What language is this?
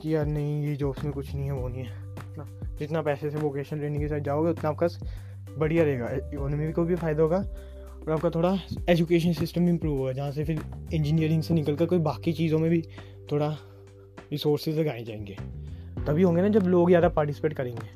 Hindi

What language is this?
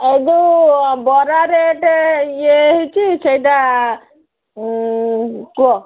Odia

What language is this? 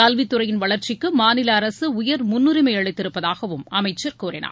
Tamil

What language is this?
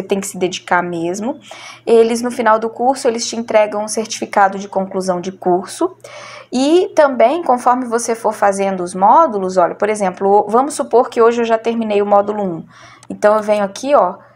Portuguese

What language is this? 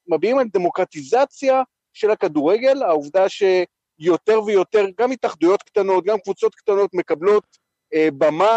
Hebrew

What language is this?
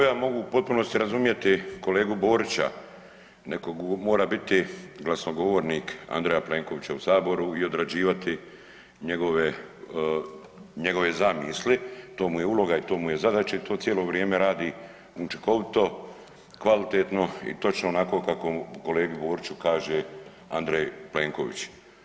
Croatian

